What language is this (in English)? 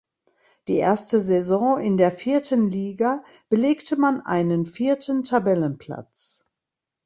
German